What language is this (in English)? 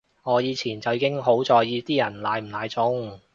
Cantonese